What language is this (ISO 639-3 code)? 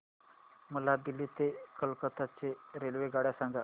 mar